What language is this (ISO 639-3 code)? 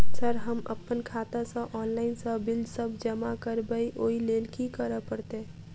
mai